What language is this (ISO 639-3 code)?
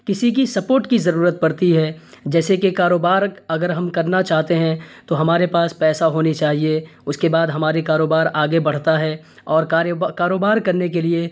urd